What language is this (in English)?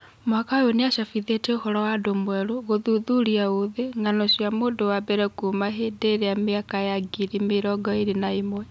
Kikuyu